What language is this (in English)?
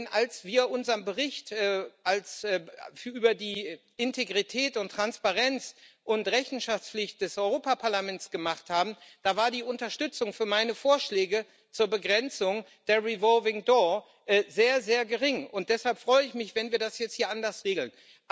German